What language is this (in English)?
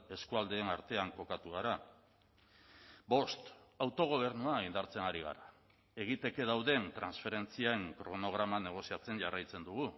Basque